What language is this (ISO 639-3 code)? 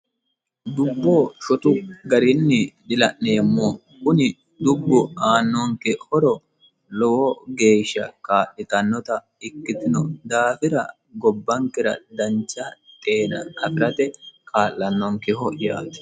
sid